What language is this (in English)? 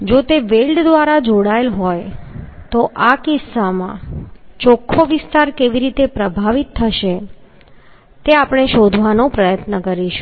Gujarati